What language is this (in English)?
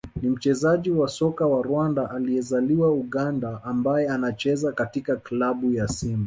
Swahili